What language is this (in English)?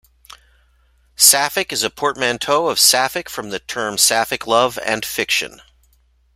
English